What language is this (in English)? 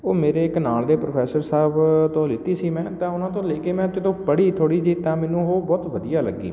Punjabi